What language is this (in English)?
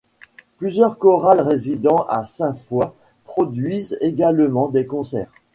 French